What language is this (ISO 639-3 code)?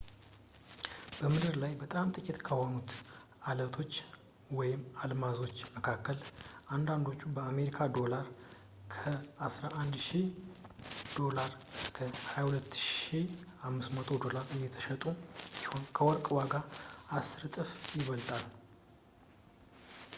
amh